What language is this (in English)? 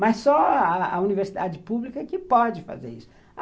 Portuguese